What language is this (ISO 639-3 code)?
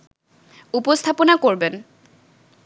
ben